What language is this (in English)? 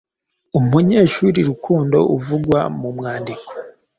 Kinyarwanda